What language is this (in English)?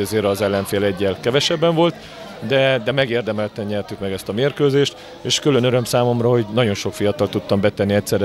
Hungarian